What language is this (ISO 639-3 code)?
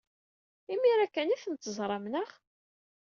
kab